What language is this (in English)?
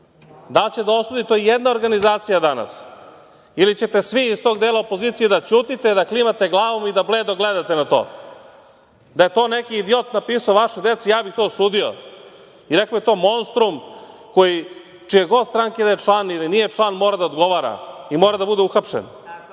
Serbian